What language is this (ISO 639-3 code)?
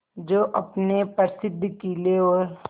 hin